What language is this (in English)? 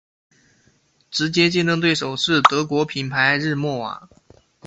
Chinese